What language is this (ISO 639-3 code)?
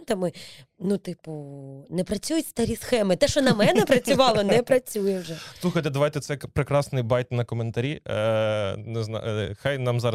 ukr